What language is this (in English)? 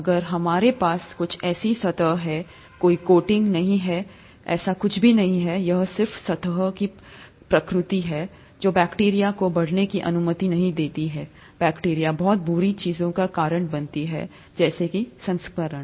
Hindi